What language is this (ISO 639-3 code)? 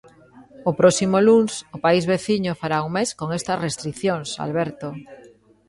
glg